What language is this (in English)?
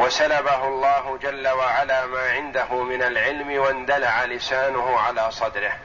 Arabic